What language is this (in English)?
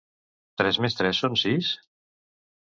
Catalan